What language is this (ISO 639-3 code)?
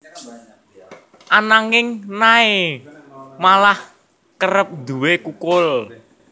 jav